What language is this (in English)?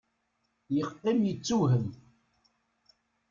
Kabyle